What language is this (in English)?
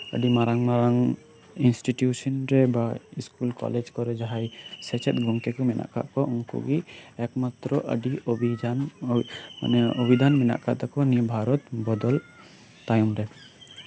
Santali